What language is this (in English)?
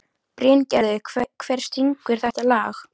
Icelandic